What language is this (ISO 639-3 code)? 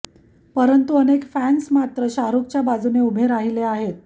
mar